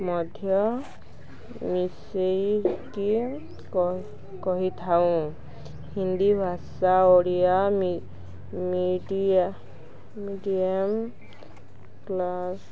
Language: Odia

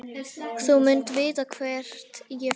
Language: Icelandic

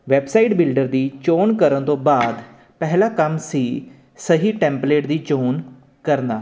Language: Punjabi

